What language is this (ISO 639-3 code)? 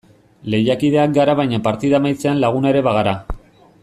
eus